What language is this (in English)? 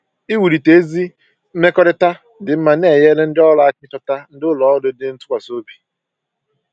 Igbo